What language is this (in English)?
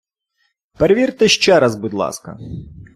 Ukrainian